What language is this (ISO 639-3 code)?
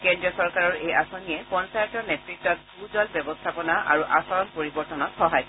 asm